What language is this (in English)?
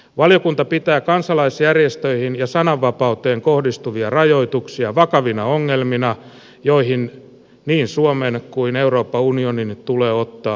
Finnish